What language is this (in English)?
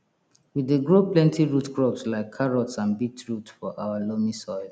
Nigerian Pidgin